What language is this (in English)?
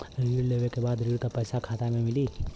Bhojpuri